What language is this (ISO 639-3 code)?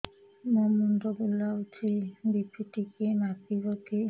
ori